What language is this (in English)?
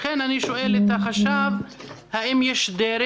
Hebrew